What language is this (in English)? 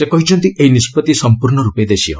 Odia